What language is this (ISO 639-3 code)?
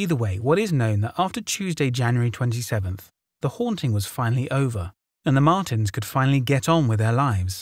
eng